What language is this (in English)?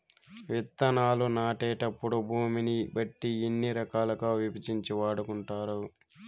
Telugu